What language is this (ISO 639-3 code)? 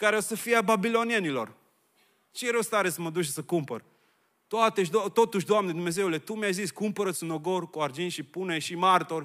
ron